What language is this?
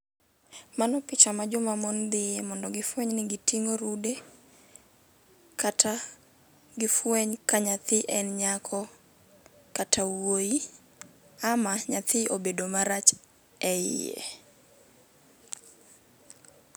Luo (Kenya and Tanzania)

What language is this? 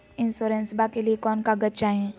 Magahi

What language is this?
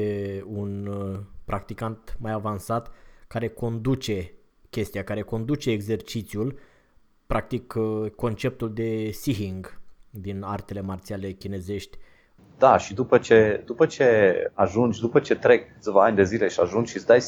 Romanian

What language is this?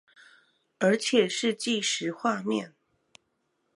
Chinese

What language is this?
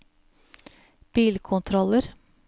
Norwegian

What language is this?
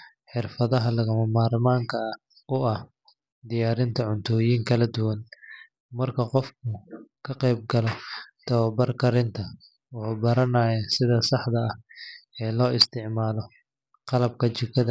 Somali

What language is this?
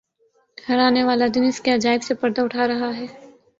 Urdu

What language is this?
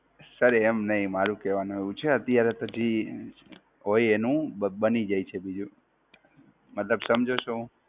Gujarati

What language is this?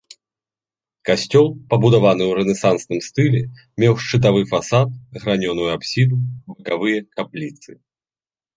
Belarusian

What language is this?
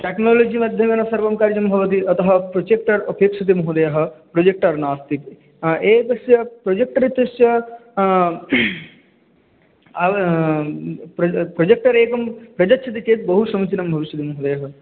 Sanskrit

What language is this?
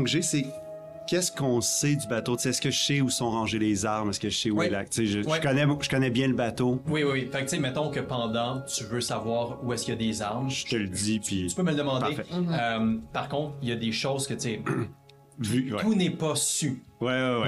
French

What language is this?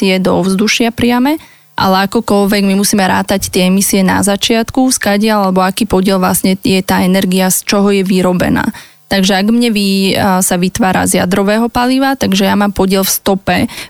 Slovak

